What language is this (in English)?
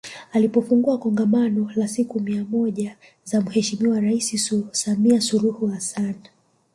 Swahili